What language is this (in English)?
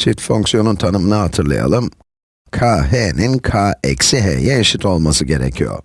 Turkish